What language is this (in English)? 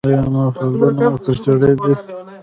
Pashto